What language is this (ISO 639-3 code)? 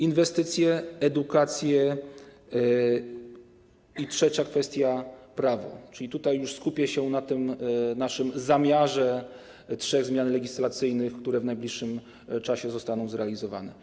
pol